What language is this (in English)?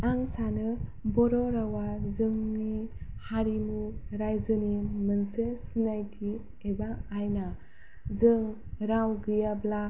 Bodo